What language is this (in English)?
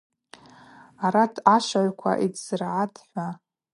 Abaza